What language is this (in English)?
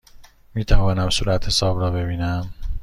Persian